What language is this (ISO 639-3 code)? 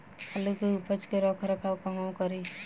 bho